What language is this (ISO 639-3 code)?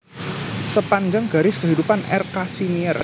jav